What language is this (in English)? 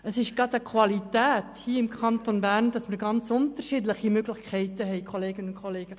Swiss German